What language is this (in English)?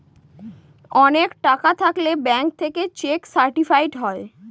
Bangla